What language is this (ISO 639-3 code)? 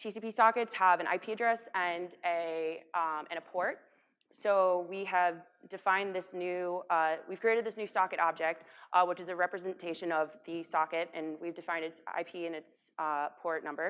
eng